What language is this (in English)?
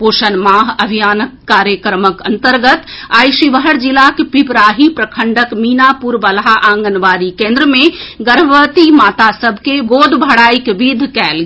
Maithili